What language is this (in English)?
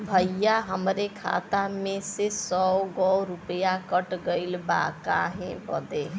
Bhojpuri